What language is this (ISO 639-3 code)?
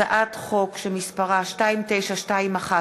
heb